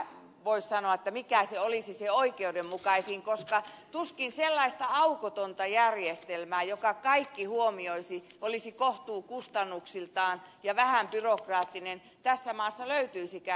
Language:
Finnish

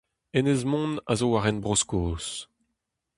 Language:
Breton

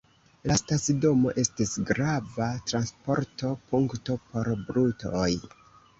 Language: Esperanto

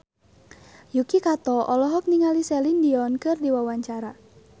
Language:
Sundanese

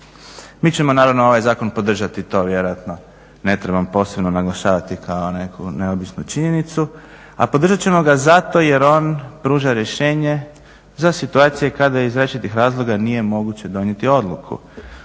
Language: Croatian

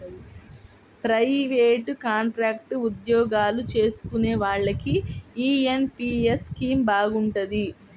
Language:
Telugu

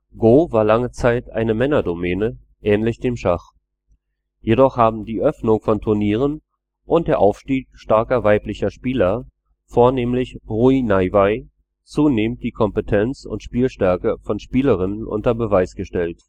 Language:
German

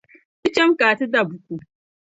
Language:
Dagbani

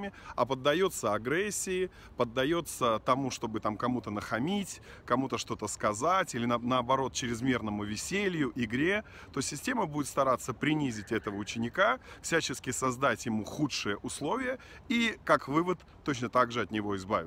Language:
Russian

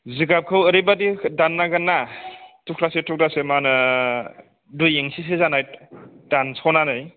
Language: Bodo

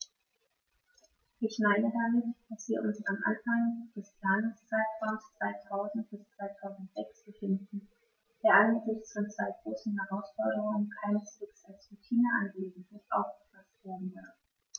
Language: German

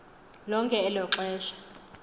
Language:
Xhosa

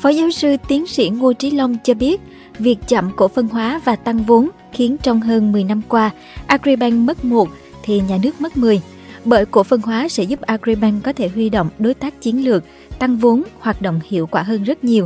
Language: Vietnamese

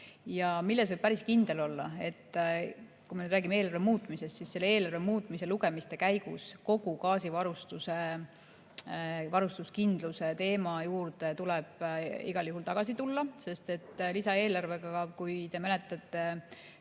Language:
Estonian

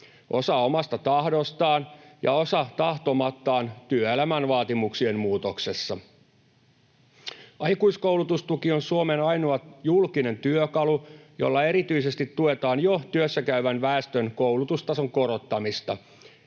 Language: Finnish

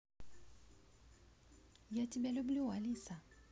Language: Russian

